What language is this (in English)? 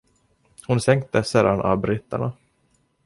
Swedish